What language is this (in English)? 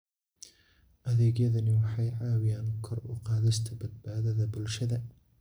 Somali